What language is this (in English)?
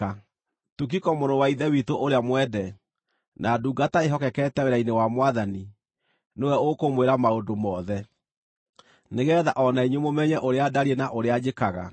Kikuyu